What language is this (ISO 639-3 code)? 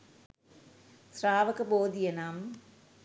sin